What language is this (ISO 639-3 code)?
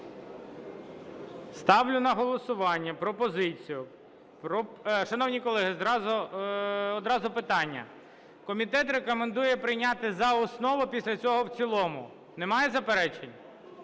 ukr